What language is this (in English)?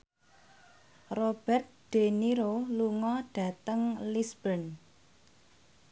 Javanese